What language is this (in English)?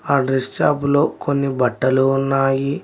Telugu